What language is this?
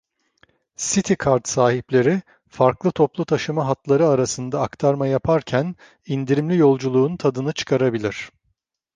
Turkish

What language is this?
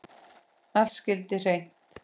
Icelandic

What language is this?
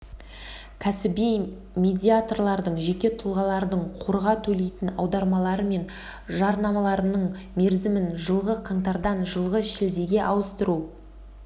Kazakh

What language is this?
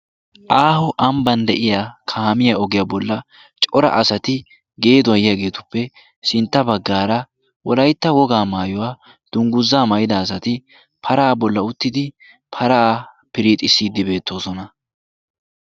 Wolaytta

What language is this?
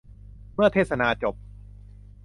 Thai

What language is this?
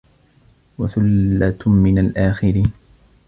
Arabic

